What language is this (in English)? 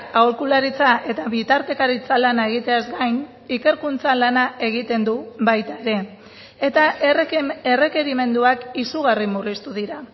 Basque